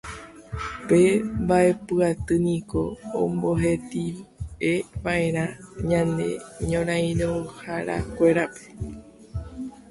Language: Guarani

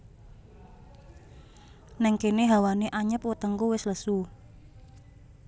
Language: Javanese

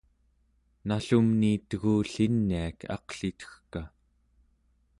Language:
Central Yupik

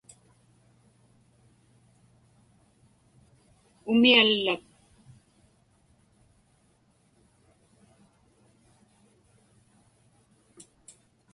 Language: Inupiaq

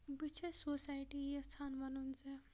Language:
Kashmiri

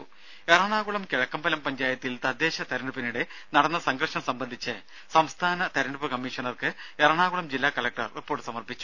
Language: Malayalam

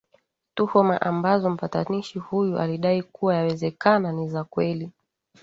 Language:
Swahili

